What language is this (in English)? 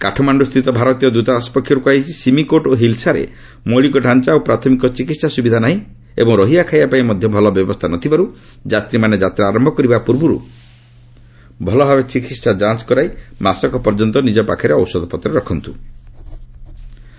Odia